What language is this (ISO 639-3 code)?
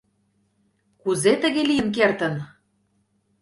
chm